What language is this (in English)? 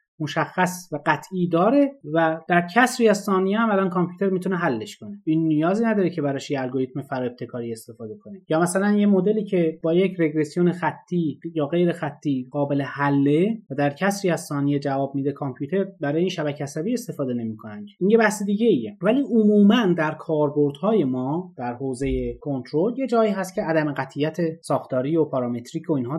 Persian